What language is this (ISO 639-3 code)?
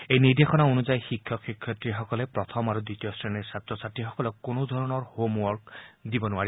asm